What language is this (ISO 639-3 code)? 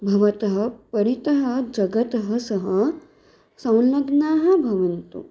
san